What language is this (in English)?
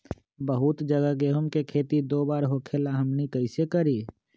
Magahi